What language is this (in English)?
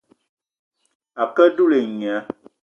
Eton (Cameroon)